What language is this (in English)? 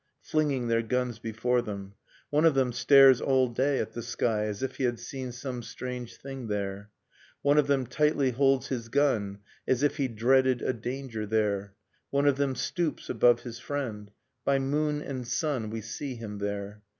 English